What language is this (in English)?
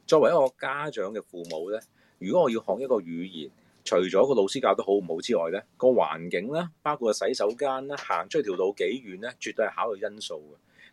Chinese